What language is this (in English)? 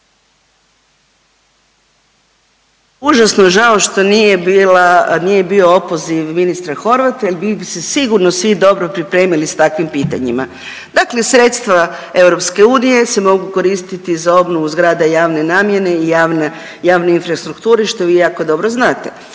Croatian